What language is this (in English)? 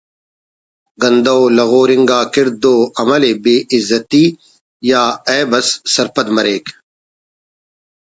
Brahui